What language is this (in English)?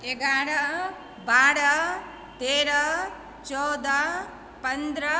Maithili